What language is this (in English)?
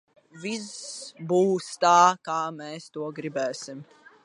Latvian